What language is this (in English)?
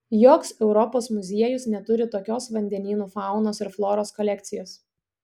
Lithuanian